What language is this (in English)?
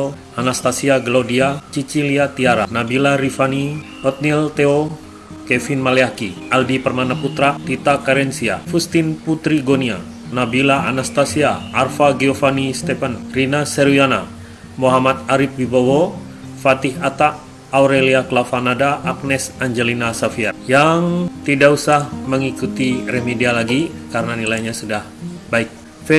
Indonesian